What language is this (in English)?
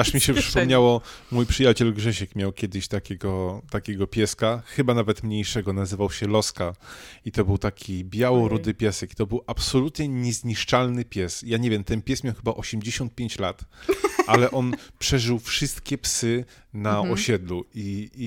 Polish